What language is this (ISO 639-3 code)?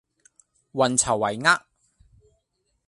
yue